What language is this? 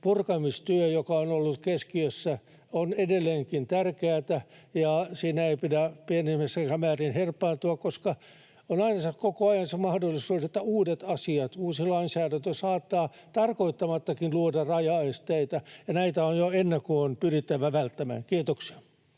Finnish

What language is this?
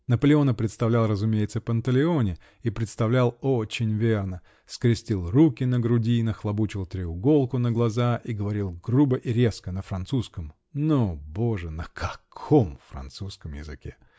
Russian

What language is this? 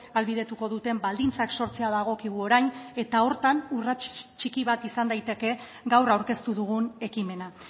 Basque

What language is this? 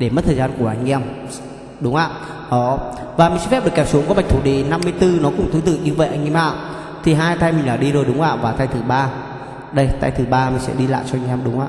Vietnamese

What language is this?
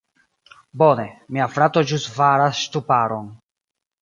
Esperanto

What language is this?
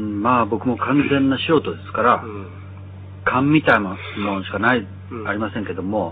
Japanese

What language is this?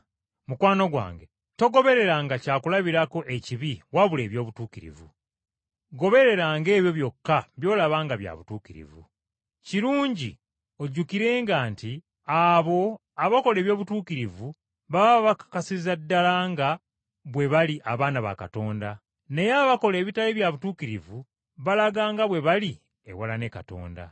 Ganda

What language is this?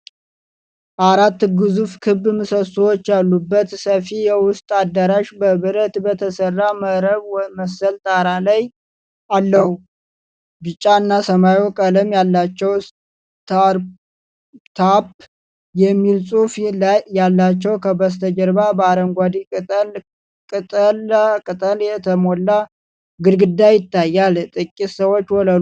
Amharic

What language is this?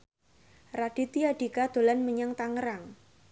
Javanese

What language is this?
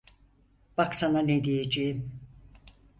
Turkish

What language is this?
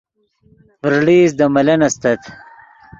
Yidgha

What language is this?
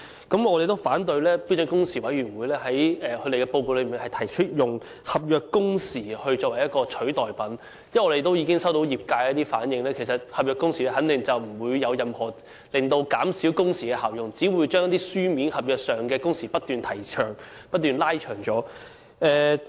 Cantonese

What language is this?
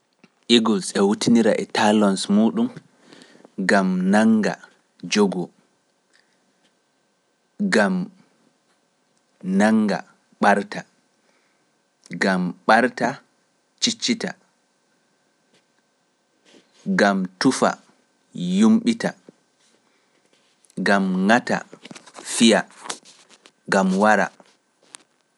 Pular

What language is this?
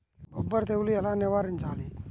Telugu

